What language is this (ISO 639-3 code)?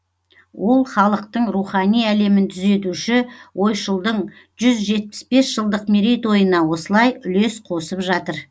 kaz